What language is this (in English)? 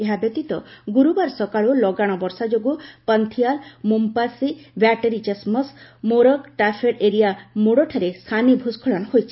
Odia